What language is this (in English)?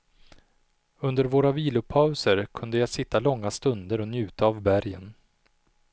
Swedish